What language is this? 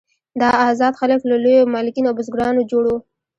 Pashto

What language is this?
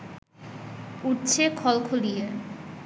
Bangla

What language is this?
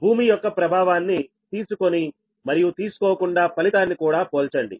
Telugu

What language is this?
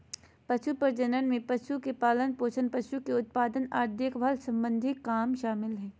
Magahi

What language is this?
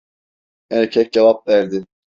Turkish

